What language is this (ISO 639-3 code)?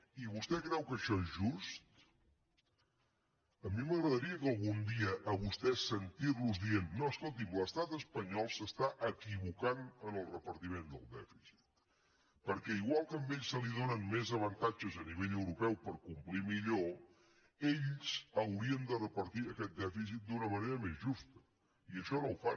cat